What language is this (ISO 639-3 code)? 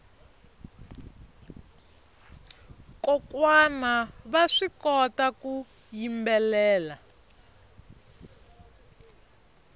tso